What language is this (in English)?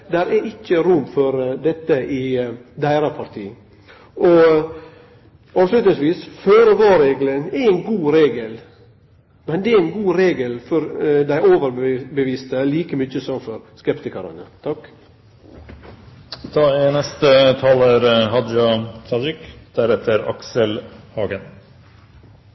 Norwegian Nynorsk